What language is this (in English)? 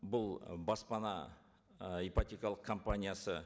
Kazakh